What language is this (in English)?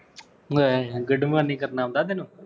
Punjabi